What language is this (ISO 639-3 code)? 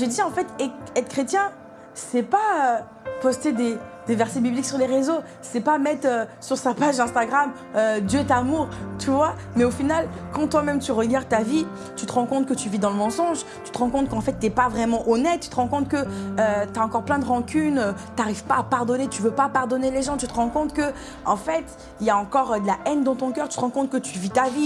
fra